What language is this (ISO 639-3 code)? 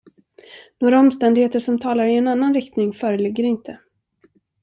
swe